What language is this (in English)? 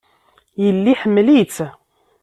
Kabyle